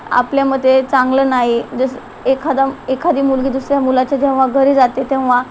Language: Marathi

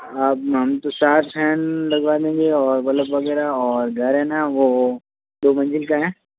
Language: Hindi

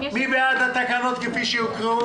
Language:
Hebrew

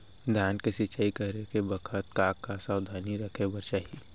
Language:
Chhattisgarhi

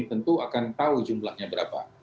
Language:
Indonesian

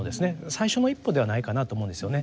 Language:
Japanese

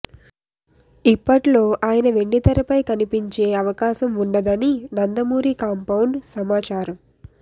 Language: Telugu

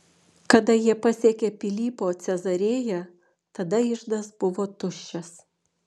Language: Lithuanian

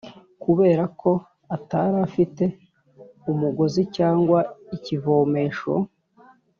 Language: Kinyarwanda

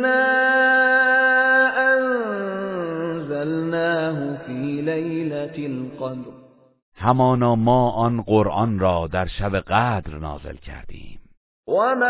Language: Persian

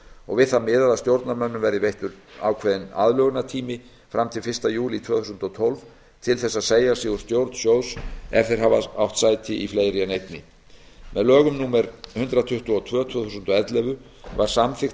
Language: Icelandic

